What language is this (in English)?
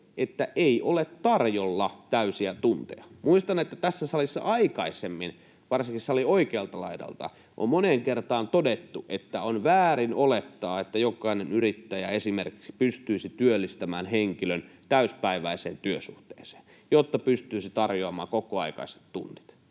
Finnish